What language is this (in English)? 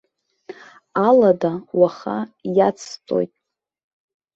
Abkhazian